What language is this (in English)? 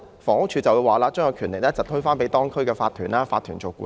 Cantonese